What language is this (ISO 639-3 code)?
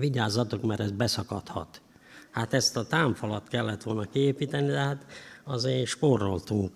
hun